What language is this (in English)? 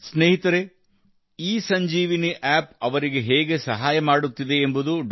Kannada